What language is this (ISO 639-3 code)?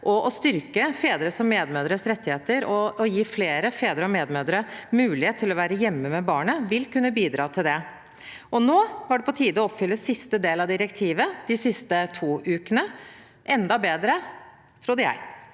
nor